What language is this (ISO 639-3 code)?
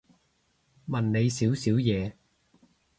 yue